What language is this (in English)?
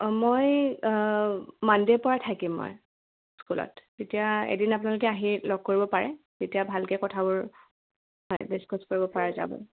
Assamese